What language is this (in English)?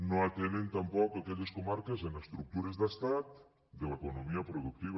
Catalan